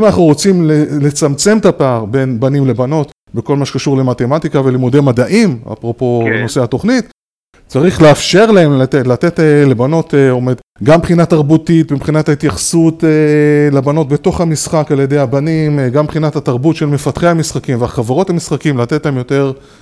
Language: Hebrew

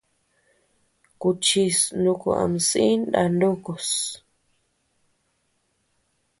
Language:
Tepeuxila Cuicatec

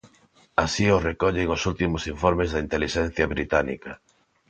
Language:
Galician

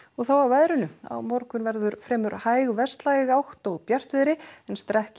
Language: Icelandic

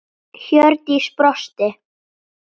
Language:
Icelandic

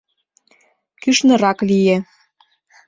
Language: Mari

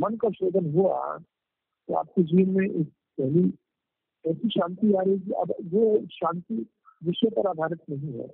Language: Hindi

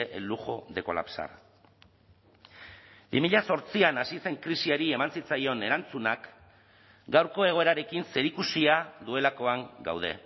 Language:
Basque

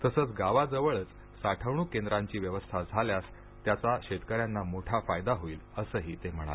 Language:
Marathi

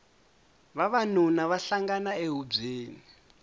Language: Tsonga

